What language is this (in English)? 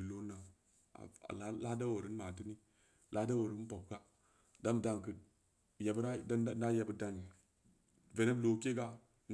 Samba Leko